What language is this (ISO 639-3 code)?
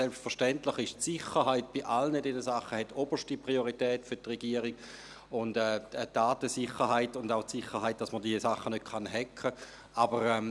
gsw